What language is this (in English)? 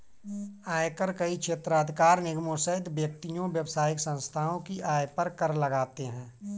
Hindi